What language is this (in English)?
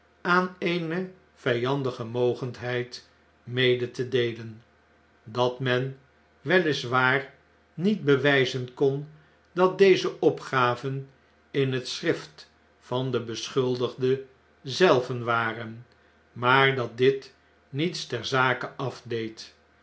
Dutch